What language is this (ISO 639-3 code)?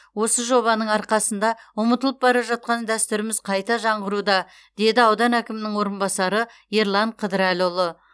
kaz